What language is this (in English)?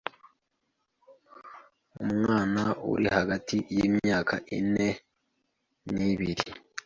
Kinyarwanda